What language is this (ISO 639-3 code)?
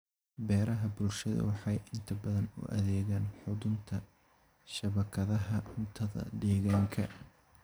som